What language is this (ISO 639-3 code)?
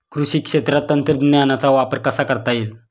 mar